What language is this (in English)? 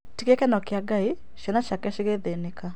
Kikuyu